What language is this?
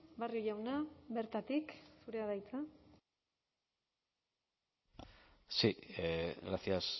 Basque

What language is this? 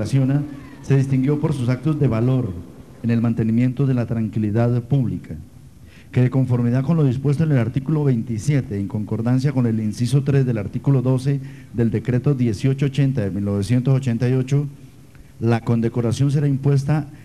Spanish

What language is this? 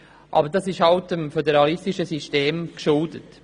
Swiss German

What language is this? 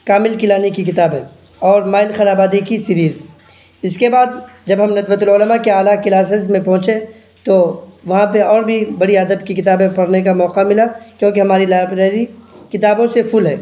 Urdu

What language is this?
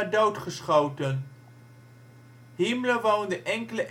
Dutch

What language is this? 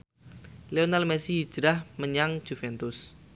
Javanese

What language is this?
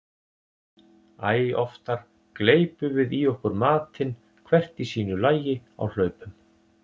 Icelandic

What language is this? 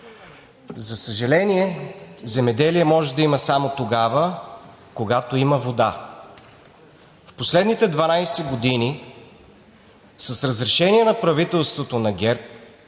Bulgarian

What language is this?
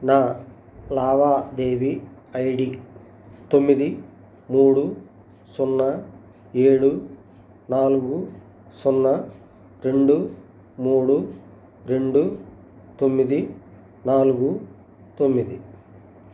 Telugu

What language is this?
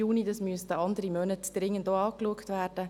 Swiss German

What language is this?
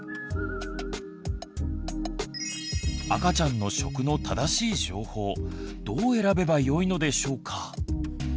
Japanese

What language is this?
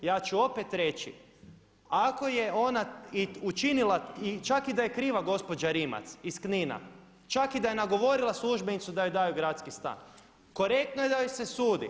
Croatian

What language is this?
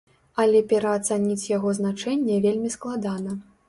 Belarusian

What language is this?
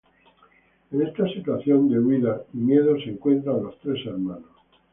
Spanish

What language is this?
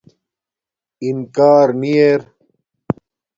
Domaaki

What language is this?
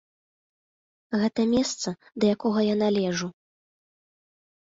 Belarusian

